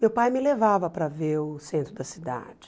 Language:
Portuguese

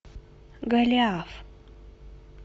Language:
Russian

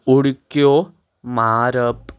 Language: Konkani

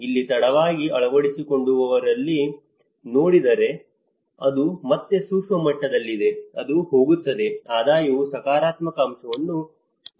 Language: Kannada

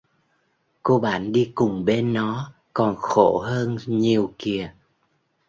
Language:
Vietnamese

